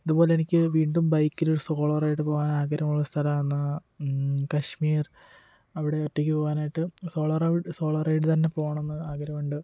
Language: Malayalam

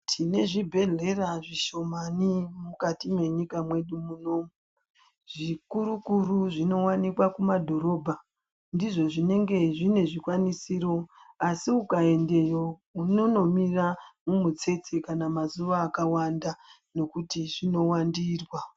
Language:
Ndau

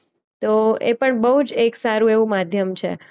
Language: Gujarati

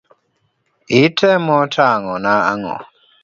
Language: Luo (Kenya and Tanzania)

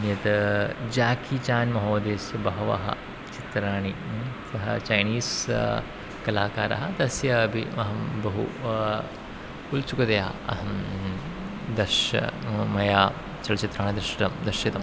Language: Sanskrit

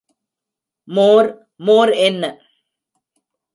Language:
Tamil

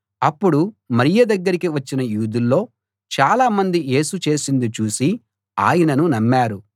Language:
Telugu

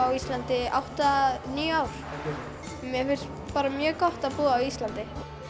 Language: Icelandic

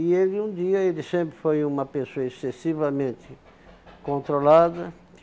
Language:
Portuguese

